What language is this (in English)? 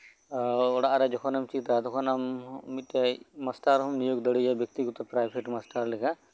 Santali